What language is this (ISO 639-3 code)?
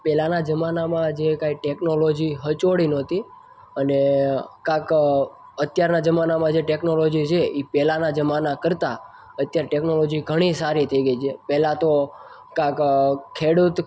guj